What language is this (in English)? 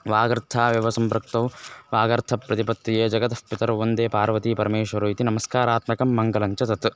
Sanskrit